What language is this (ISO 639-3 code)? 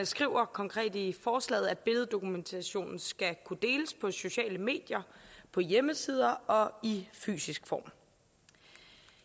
dan